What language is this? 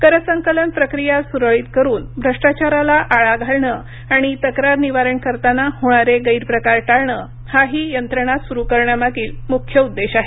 Marathi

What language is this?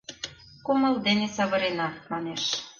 Mari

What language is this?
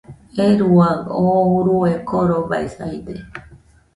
Nüpode Huitoto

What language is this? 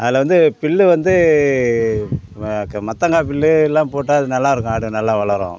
Tamil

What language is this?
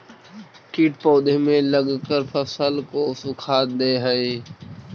Magahi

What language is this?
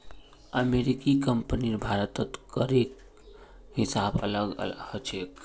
Magahi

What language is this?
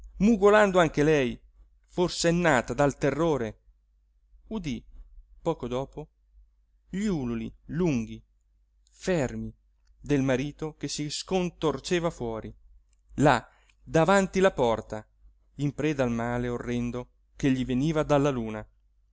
Italian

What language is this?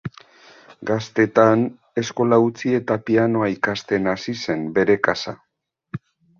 Basque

